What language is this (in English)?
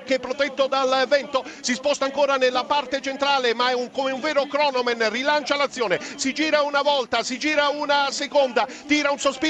Italian